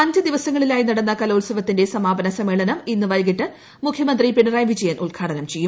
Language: Malayalam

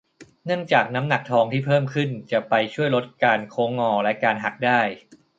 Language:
Thai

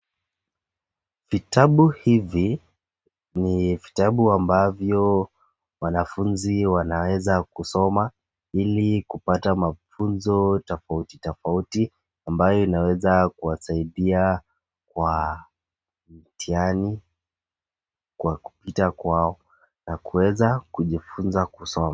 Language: Swahili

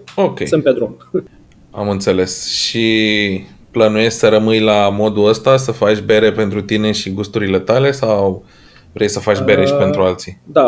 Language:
Romanian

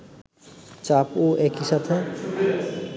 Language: Bangla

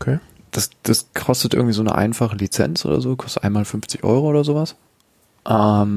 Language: German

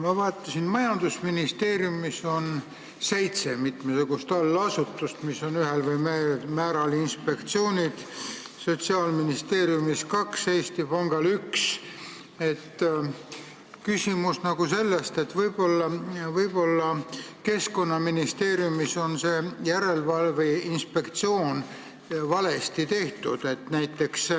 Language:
Estonian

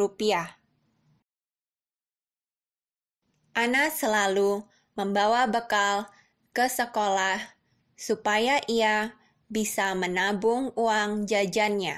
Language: Indonesian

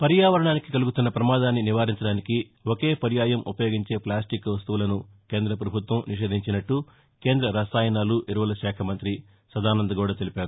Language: Telugu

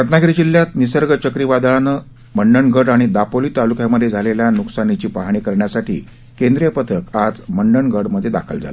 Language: Marathi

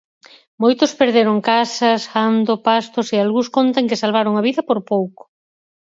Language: Galician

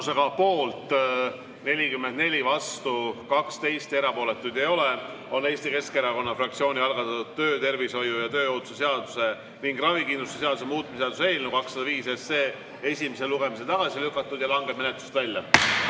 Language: Estonian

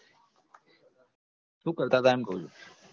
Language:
Gujarati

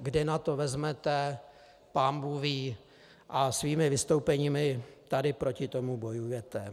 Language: Czech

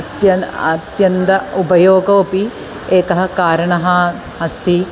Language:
Sanskrit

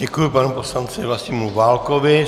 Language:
Czech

